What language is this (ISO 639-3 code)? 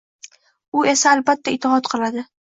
uzb